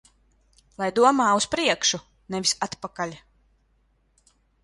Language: Latvian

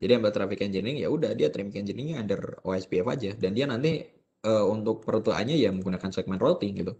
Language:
Indonesian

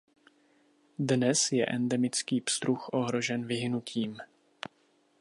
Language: Czech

